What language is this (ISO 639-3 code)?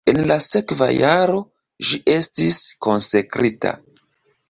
epo